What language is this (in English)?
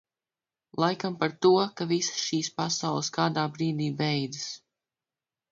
Latvian